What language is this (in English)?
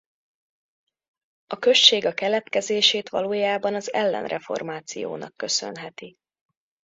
Hungarian